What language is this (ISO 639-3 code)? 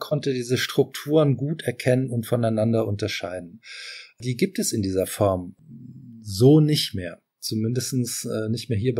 deu